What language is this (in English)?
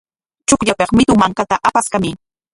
Corongo Ancash Quechua